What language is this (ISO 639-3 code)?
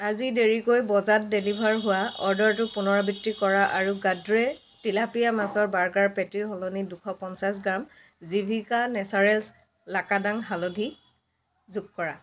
asm